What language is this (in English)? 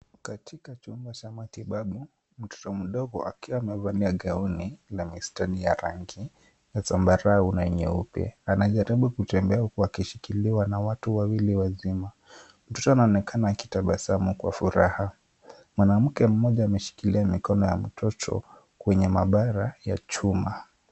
Swahili